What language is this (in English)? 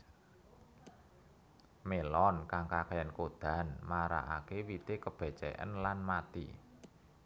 Javanese